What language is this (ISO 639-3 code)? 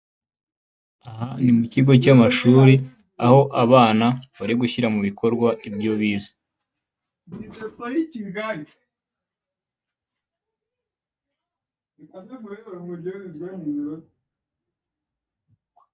kin